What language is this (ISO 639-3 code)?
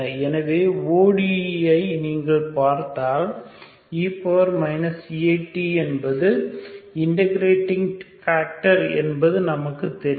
tam